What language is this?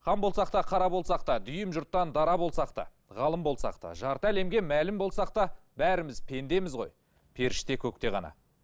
Kazakh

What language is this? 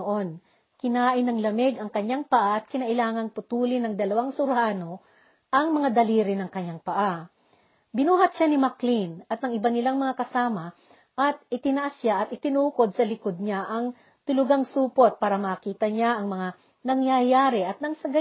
Filipino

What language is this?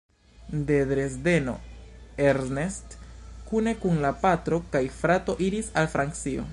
Esperanto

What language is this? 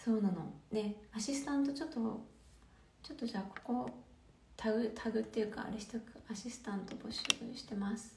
Japanese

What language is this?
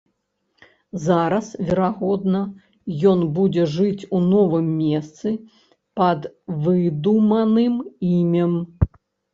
Belarusian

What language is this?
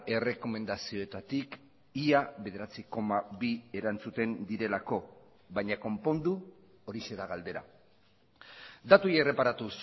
Basque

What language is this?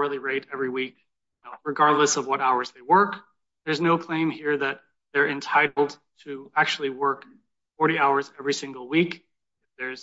English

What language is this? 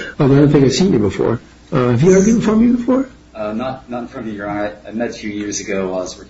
English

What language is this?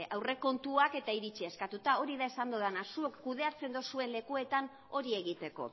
Basque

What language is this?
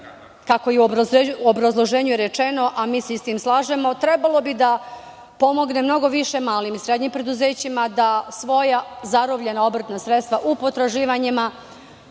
Serbian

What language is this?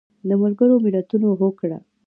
Pashto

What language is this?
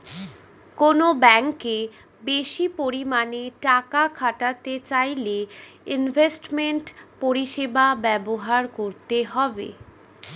Bangla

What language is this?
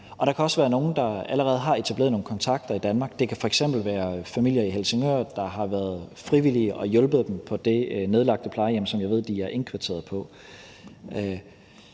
Danish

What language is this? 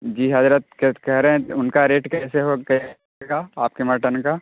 Urdu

